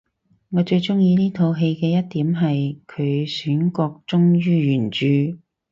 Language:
Cantonese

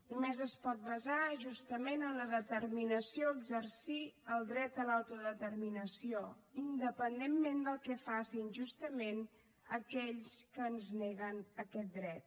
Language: Catalan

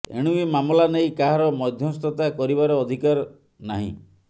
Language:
Odia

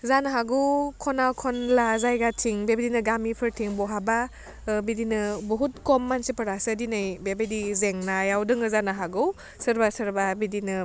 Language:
Bodo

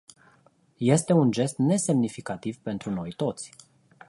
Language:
Romanian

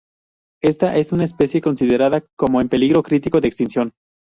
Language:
Spanish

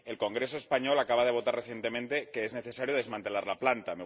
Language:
Spanish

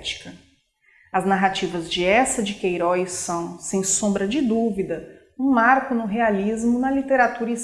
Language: Portuguese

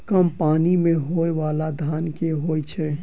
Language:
Maithili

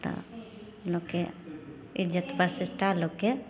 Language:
Maithili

